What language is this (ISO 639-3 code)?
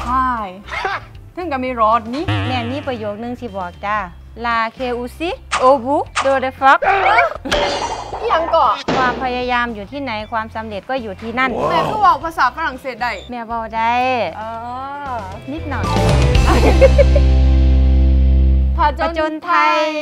tha